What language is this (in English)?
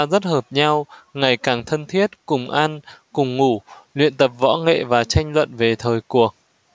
Vietnamese